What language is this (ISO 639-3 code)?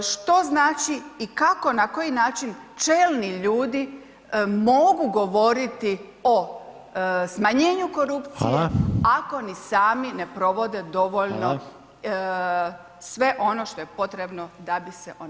hrv